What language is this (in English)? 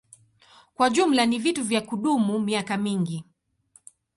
Swahili